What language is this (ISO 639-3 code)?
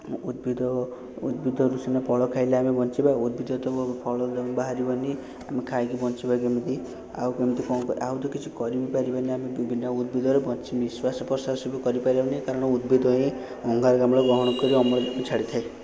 ori